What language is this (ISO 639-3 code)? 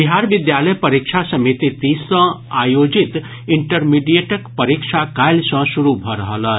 mai